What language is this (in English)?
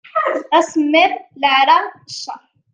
Kabyle